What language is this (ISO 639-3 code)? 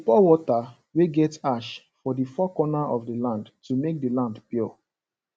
pcm